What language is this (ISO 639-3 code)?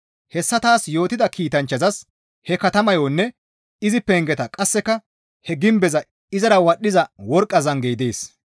gmv